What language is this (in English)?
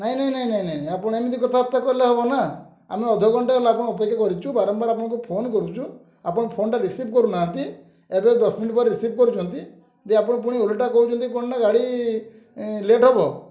Odia